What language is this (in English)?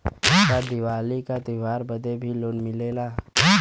Bhojpuri